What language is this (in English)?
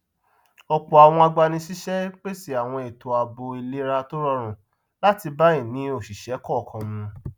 Yoruba